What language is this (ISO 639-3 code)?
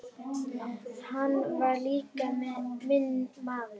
isl